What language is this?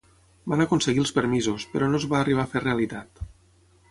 Catalan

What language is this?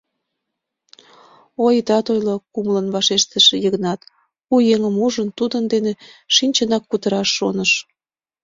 Mari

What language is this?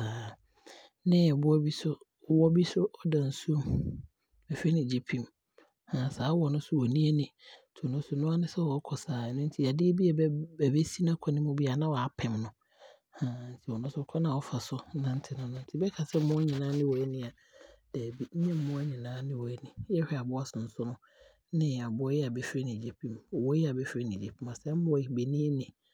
Abron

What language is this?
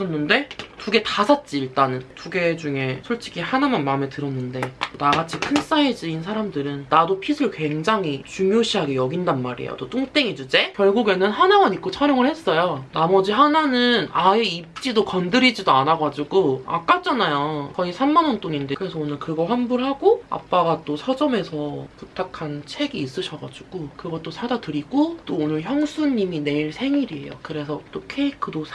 Korean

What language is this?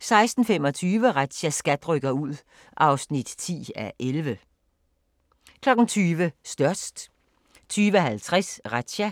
Danish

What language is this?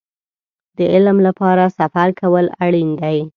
Pashto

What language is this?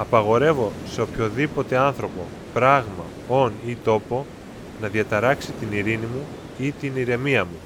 Greek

